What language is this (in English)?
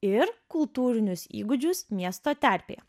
Lithuanian